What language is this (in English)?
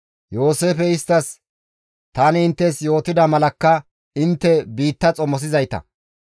Gamo